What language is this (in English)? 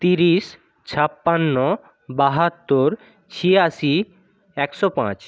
Bangla